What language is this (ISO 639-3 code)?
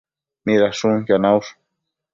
mcf